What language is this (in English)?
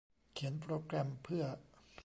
Thai